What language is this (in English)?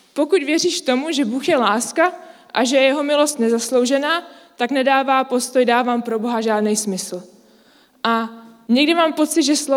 Czech